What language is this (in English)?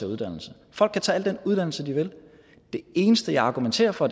Danish